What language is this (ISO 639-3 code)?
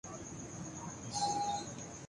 urd